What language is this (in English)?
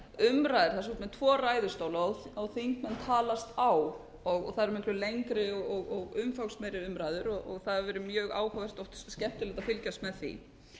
Icelandic